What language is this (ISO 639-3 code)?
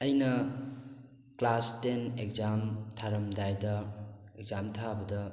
mni